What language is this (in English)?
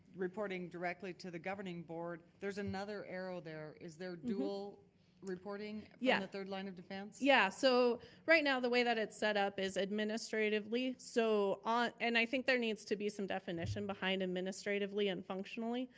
English